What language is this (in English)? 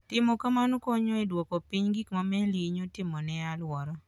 Luo (Kenya and Tanzania)